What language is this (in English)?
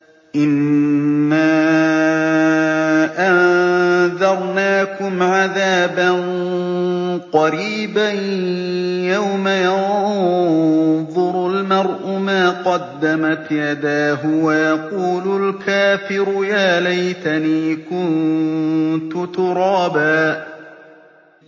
Arabic